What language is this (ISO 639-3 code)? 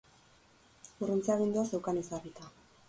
eus